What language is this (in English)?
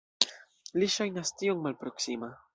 Esperanto